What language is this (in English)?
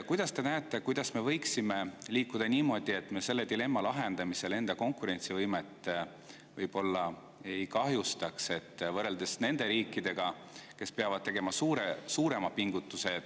Estonian